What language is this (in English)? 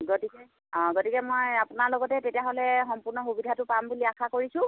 Assamese